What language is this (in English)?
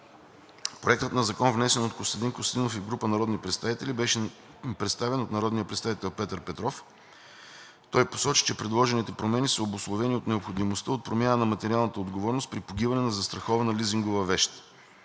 Bulgarian